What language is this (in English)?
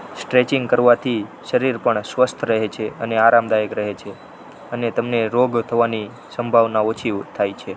Gujarati